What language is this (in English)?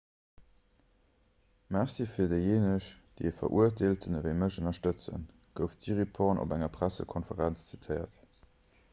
Luxembourgish